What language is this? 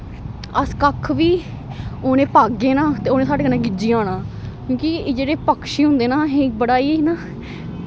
Dogri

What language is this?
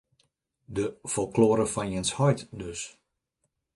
Western Frisian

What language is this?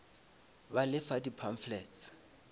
Northern Sotho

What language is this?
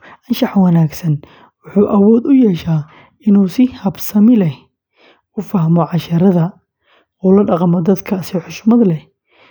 Somali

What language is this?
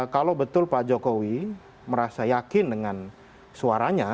Indonesian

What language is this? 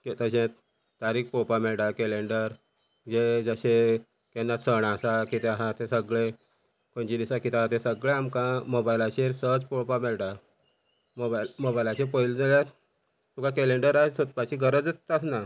Konkani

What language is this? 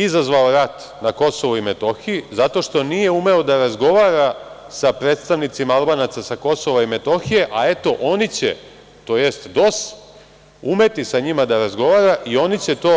Serbian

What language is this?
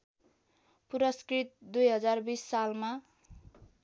Nepali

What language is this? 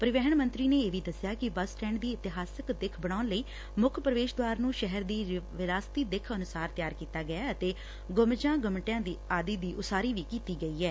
Punjabi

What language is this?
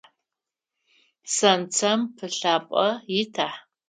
Adyghe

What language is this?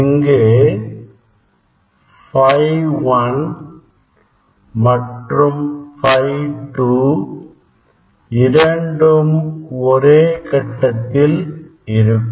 Tamil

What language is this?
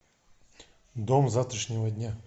Russian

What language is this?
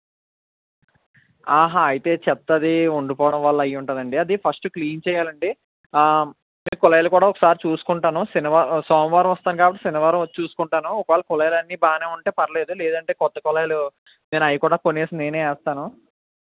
Telugu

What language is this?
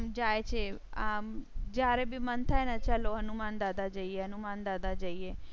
Gujarati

